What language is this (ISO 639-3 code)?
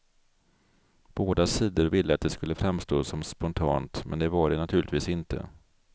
swe